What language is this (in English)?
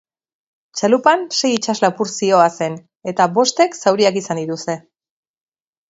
Basque